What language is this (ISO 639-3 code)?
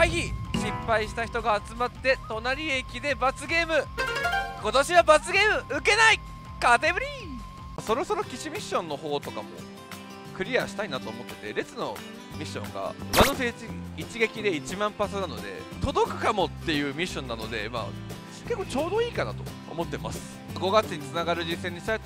jpn